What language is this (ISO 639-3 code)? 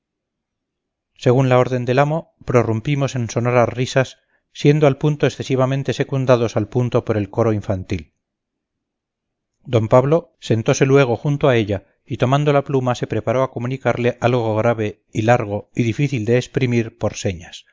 spa